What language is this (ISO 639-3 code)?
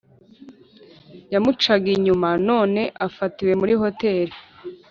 kin